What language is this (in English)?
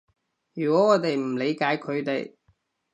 Cantonese